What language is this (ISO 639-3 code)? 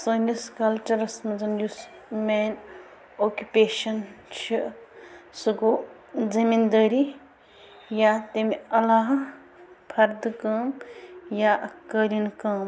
kas